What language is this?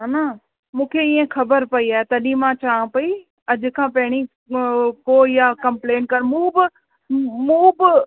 Sindhi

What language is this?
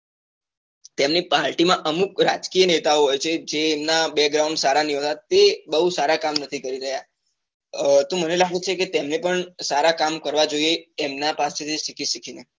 Gujarati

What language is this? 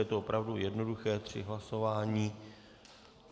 Czech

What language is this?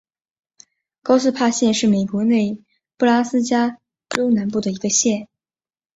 Chinese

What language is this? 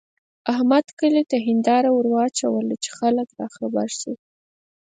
Pashto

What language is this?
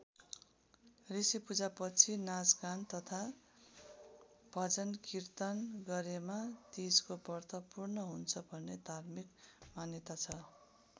Nepali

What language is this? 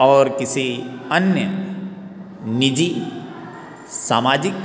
Hindi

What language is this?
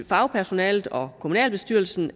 Danish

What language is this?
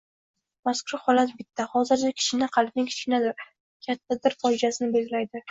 Uzbek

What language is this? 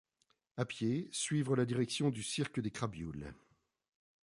French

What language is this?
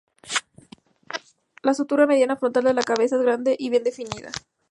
Spanish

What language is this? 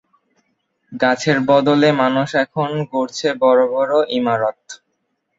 Bangla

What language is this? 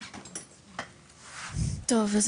Hebrew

